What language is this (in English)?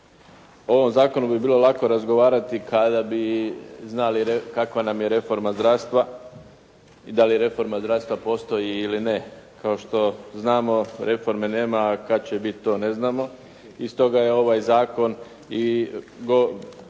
Croatian